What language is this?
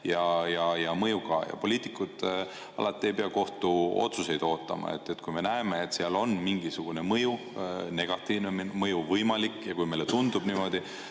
Estonian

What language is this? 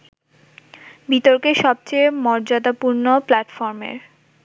Bangla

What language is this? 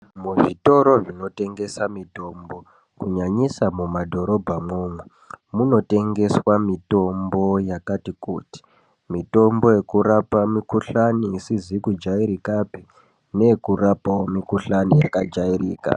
Ndau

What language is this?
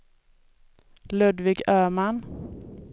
Swedish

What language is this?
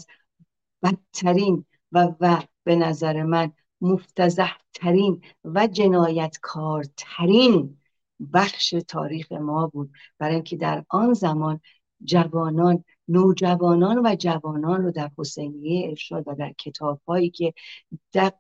Persian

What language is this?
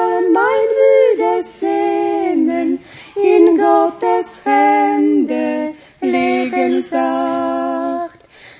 Polish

